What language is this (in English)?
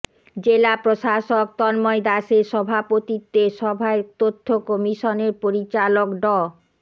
Bangla